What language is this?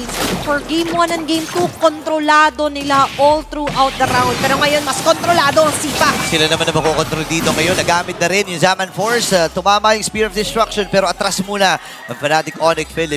Filipino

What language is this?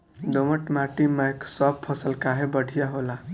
Bhojpuri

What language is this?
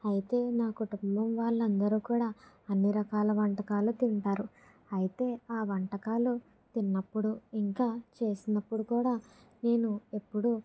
Telugu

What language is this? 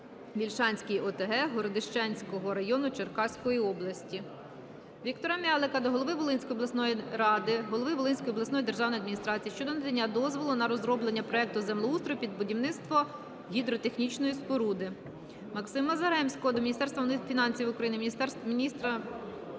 Ukrainian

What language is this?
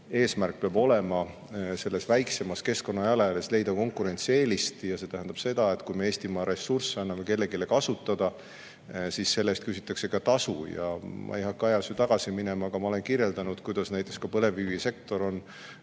Estonian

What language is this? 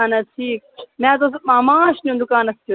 Kashmiri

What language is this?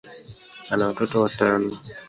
Swahili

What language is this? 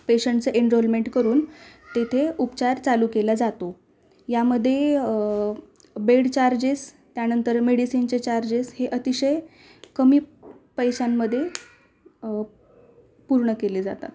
Marathi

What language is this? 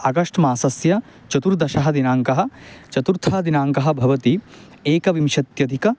Sanskrit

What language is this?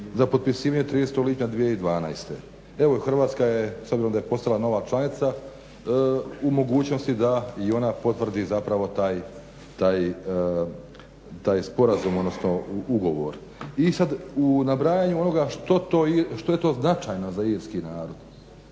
Croatian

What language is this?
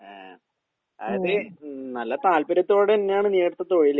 Malayalam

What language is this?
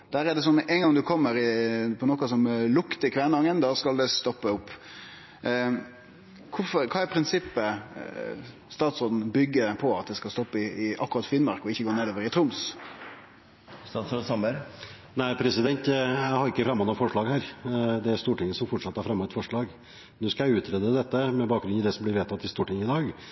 Norwegian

